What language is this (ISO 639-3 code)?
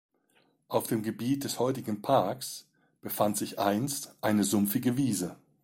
deu